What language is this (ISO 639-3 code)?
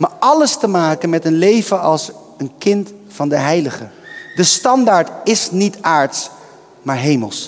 nld